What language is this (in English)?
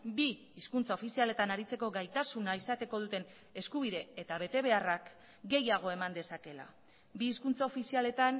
Basque